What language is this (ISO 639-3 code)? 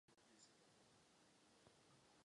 ces